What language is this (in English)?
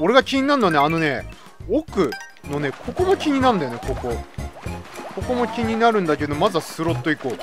Japanese